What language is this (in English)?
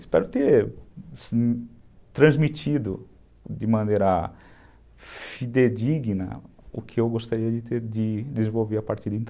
Portuguese